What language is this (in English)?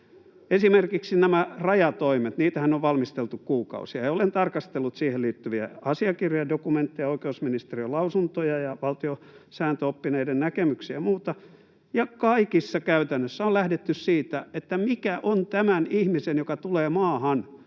Finnish